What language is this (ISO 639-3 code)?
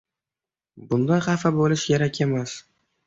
uzb